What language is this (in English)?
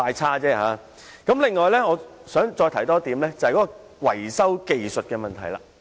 Cantonese